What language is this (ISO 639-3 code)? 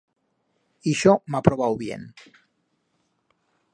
arg